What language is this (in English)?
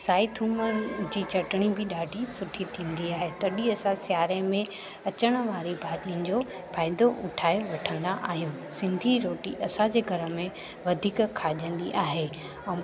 Sindhi